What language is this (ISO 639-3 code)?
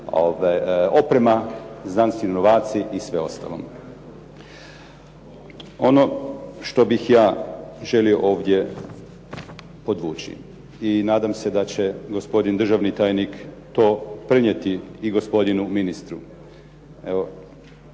hrv